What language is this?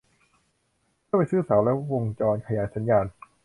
Thai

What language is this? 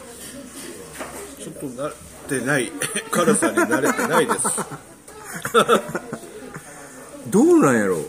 Japanese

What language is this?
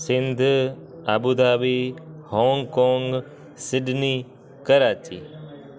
Sindhi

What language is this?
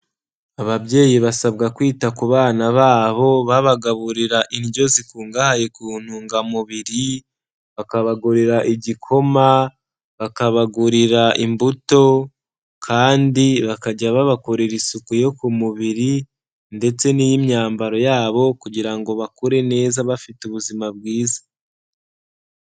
Kinyarwanda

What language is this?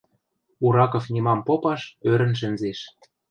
Western Mari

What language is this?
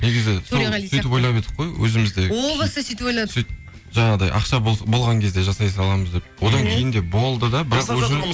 Kazakh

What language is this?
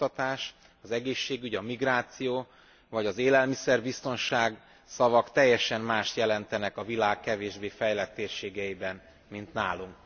Hungarian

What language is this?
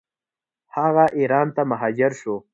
Pashto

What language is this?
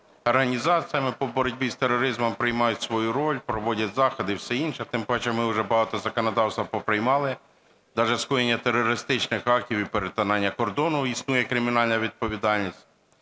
Ukrainian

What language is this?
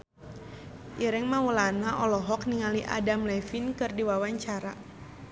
Sundanese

